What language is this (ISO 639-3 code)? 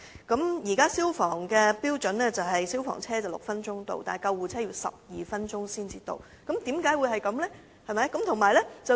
yue